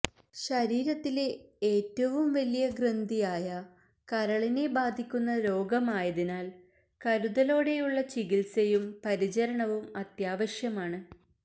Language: Malayalam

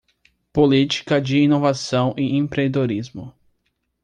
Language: Portuguese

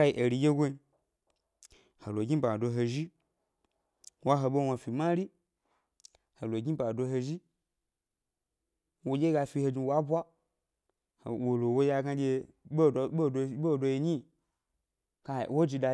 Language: Gbari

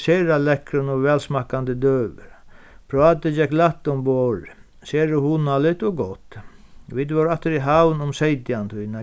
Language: Faroese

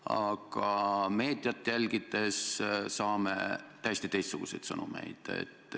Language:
Estonian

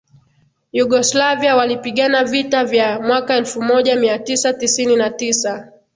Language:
Swahili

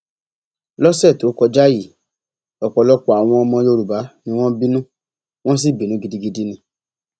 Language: Yoruba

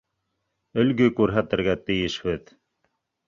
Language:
Bashkir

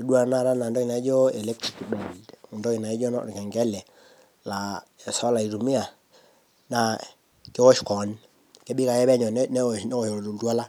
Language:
Masai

